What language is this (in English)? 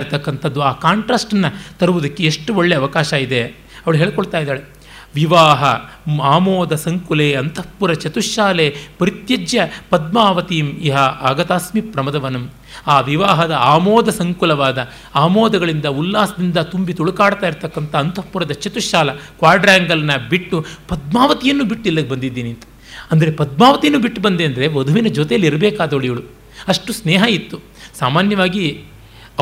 Kannada